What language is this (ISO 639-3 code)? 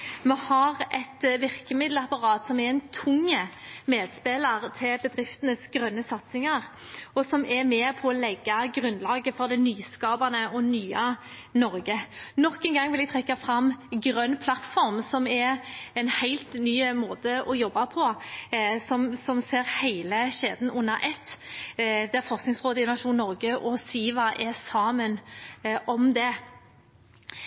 nob